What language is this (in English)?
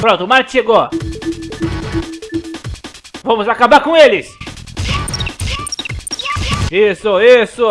Portuguese